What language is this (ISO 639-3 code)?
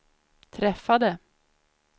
swe